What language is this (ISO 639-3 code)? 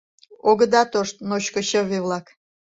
chm